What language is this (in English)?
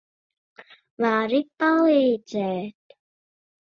Latvian